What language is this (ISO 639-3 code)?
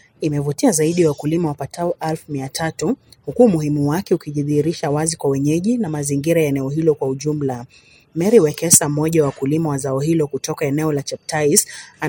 swa